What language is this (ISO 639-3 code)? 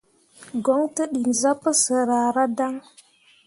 mua